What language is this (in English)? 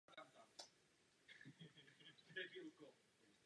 Czech